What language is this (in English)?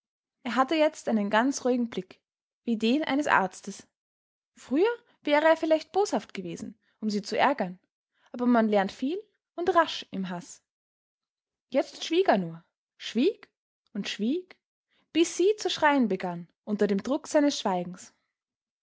German